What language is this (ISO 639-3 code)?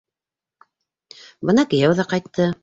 bak